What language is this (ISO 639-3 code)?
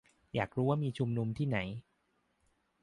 tha